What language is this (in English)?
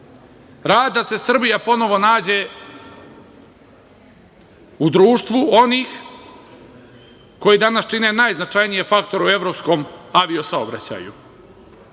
Serbian